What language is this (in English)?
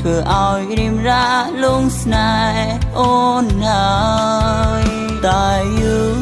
Khmer